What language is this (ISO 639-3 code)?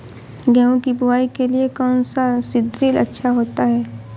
hin